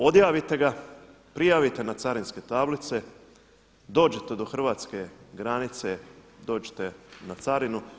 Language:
Croatian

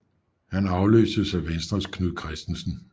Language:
Danish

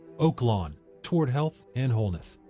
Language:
English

